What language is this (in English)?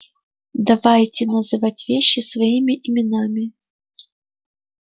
Russian